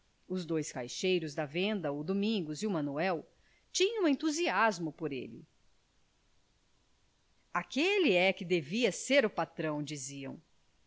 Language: Portuguese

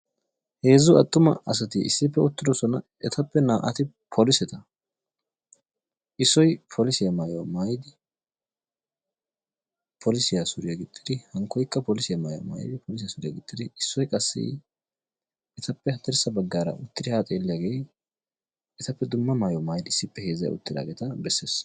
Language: Wolaytta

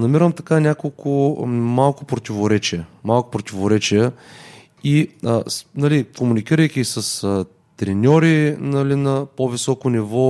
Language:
Bulgarian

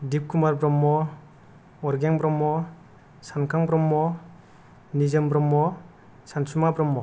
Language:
Bodo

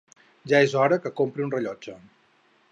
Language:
Catalan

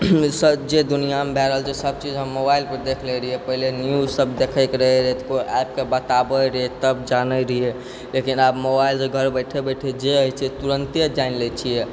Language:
Maithili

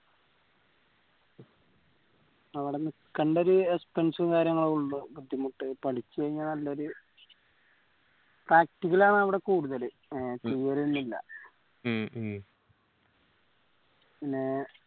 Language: Malayalam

